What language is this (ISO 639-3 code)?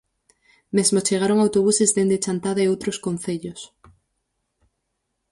glg